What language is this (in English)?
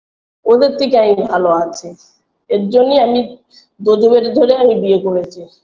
Bangla